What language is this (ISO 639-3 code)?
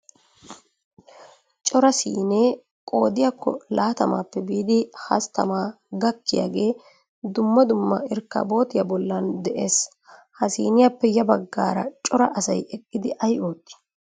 wal